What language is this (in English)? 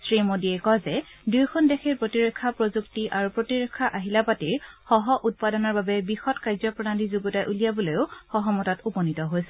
Assamese